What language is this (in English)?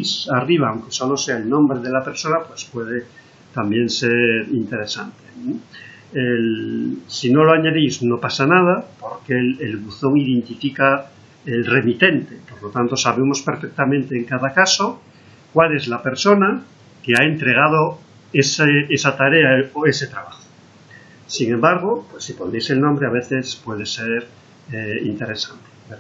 Spanish